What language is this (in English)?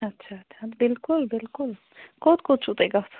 Kashmiri